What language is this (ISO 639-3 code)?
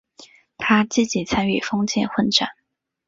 zho